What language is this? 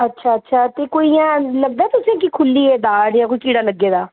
Dogri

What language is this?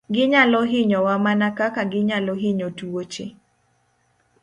Luo (Kenya and Tanzania)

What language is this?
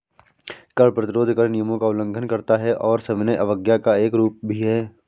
Hindi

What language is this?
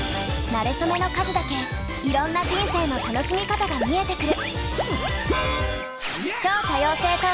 Japanese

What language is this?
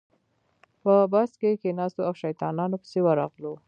Pashto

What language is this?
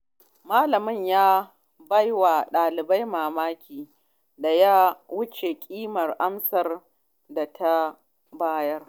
Hausa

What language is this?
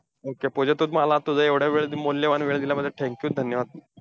Marathi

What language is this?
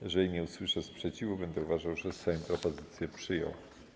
Polish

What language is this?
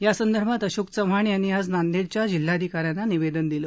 Marathi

